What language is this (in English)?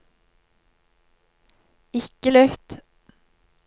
Norwegian